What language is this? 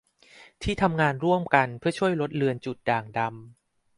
Thai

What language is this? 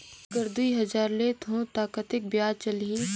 Chhattisgarhi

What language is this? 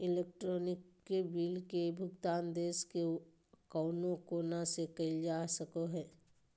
Magahi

